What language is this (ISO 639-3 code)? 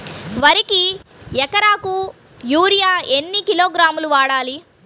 tel